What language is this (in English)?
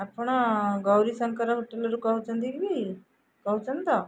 Odia